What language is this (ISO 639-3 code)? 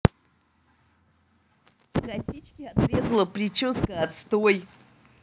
rus